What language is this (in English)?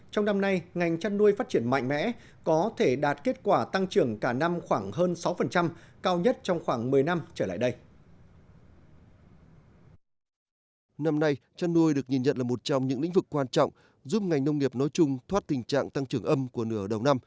Vietnamese